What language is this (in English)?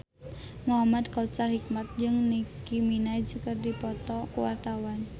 Sundanese